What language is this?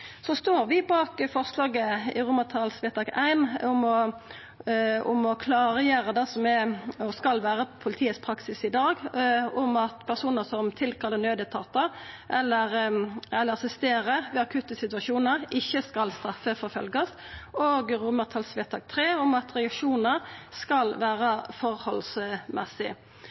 Norwegian Nynorsk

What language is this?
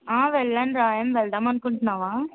Telugu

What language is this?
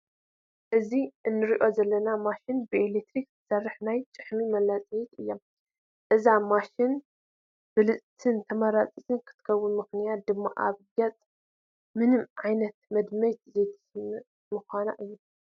Tigrinya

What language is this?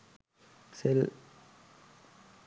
Sinhala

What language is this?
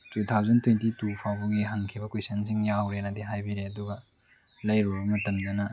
Manipuri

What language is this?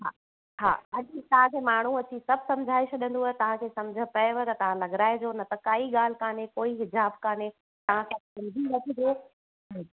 Sindhi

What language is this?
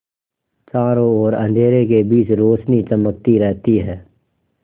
Hindi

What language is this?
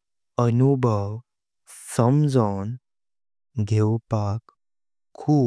Konkani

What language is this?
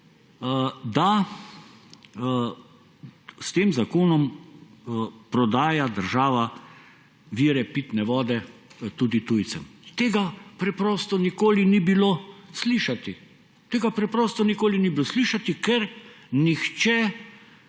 Slovenian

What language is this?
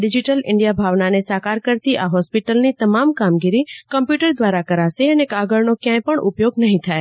Gujarati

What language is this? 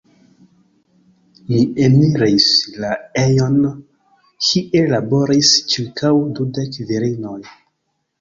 Esperanto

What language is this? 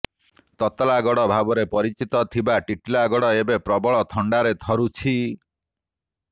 Odia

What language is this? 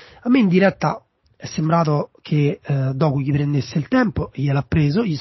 Italian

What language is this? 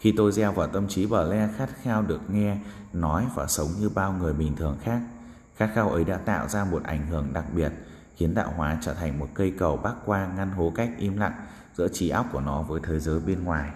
Vietnamese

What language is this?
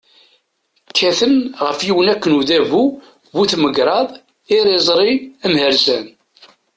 Kabyle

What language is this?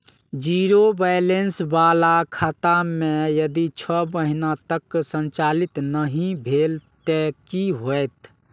Maithili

